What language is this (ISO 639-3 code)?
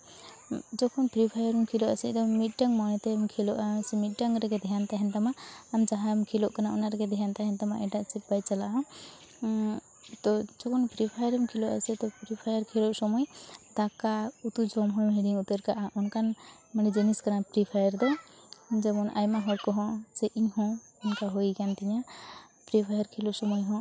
sat